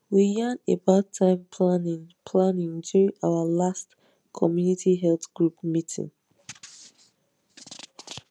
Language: Nigerian Pidgin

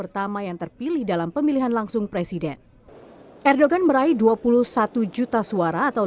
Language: Indonesian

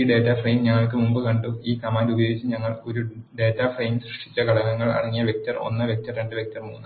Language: Malayalam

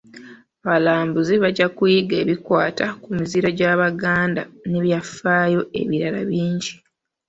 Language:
Ganda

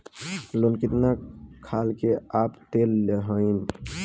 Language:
Bhojpuri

